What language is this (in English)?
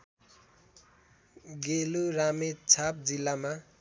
Nepali